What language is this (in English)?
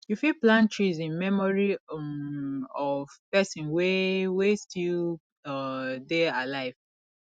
Nigerian Pidgin